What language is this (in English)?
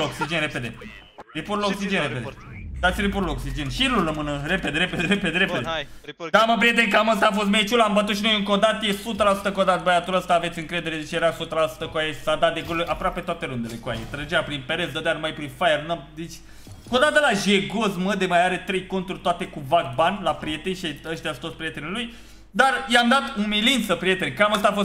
Romanian